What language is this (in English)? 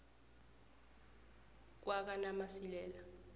South Ndebele